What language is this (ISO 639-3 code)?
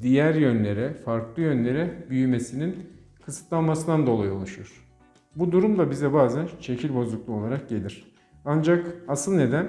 tur